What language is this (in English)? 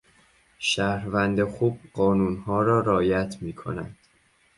Persian